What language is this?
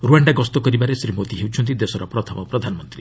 Odia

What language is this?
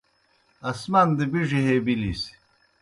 Kohistani Shina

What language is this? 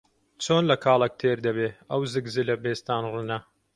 Central Kurdish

